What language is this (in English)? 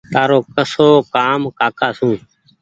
Goaria